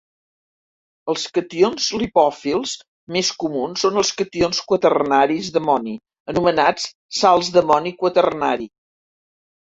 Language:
Catalan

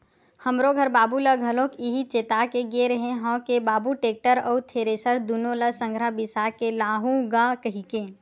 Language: Chhattisgarhi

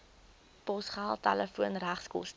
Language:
Afrikaans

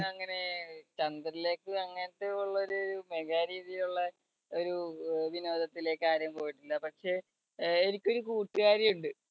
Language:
Malayalam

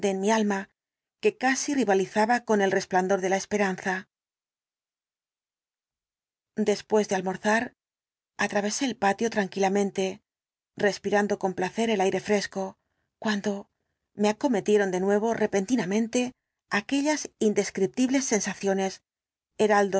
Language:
Spanish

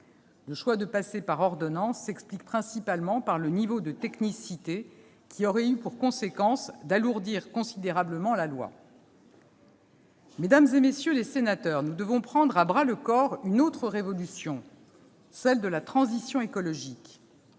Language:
French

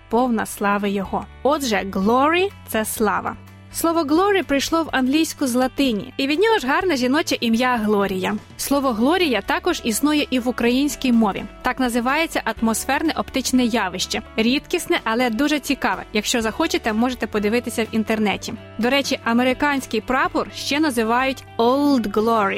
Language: Ukrainian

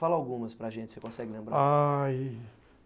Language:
Portuguese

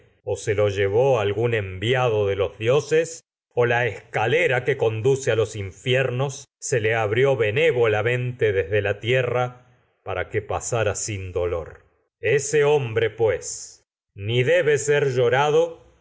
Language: Spanish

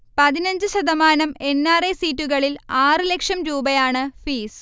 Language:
Malayalam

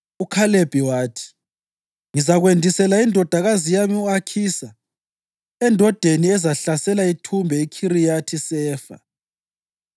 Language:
North Ndebele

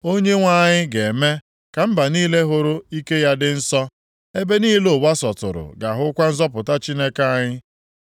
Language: Igbo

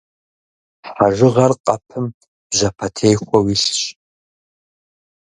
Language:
Kabardian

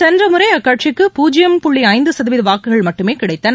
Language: Tamil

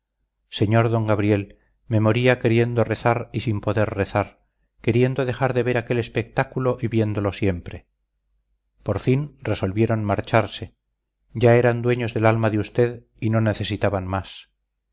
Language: Spanish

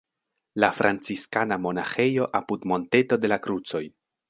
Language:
Esperanto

